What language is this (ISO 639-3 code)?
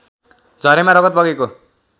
nep